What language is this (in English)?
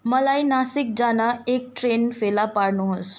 Nepali